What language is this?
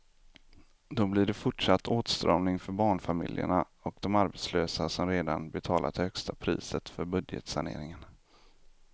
Swedish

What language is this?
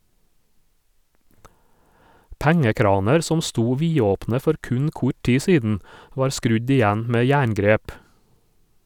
Norwegian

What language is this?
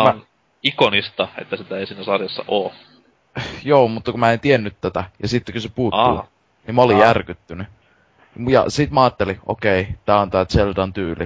Finnish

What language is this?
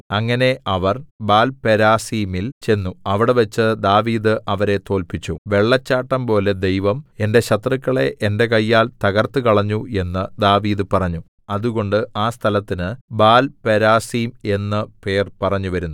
Malayalam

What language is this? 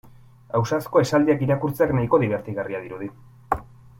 Basque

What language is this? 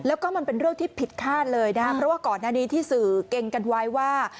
Thai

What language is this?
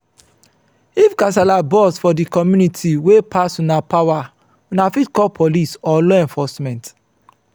Nigerian Pidgin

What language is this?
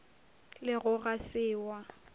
Northern Sotho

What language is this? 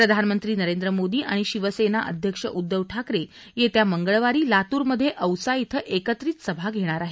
Marathi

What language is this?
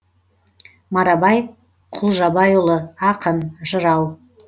Kazakh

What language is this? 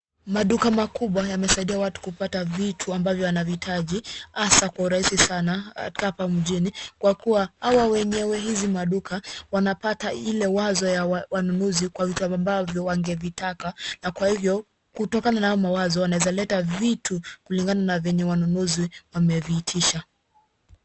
Swahili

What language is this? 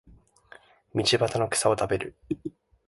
Japanese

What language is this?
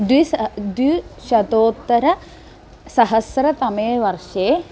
Sanskrit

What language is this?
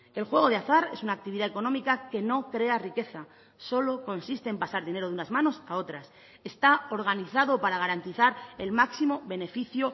Spanish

